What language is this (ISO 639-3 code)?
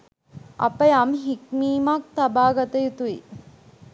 sin